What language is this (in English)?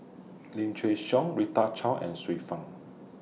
English